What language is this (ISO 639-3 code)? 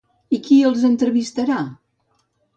cat